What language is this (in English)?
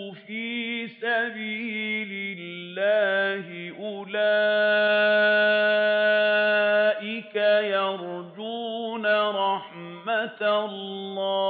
Arabic